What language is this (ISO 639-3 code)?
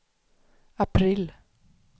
swe